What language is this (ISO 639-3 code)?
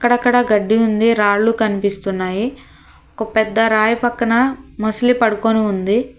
tel